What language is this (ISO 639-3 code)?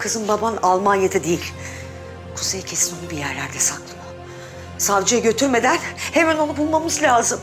tur